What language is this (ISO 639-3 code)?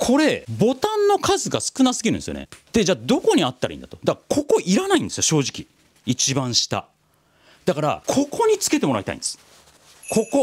jpn